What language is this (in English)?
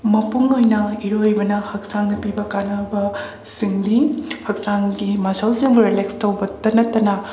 Manipuri